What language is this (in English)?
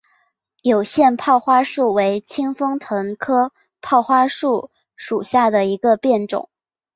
Chinese